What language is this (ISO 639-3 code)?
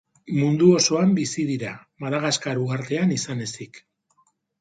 eus